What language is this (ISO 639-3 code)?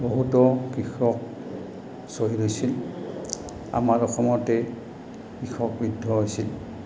asm